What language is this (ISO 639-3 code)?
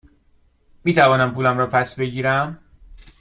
fas